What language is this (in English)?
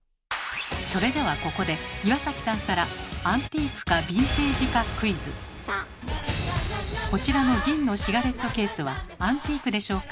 Japanese